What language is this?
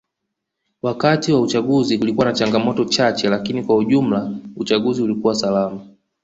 Swahili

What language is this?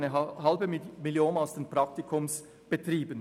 Swiss German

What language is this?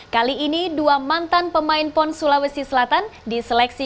Indonesian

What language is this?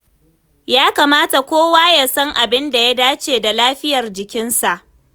Hausa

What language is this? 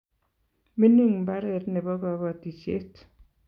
Kalenjin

